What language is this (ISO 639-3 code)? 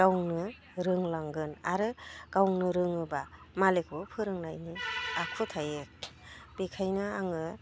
brx